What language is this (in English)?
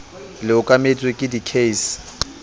Southern Sotho